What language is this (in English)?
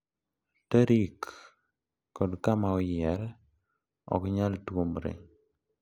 Luo (Kenya and Tanzania)